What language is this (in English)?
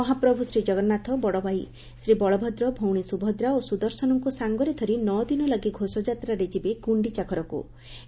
Odia